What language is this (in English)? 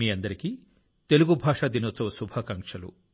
Telugu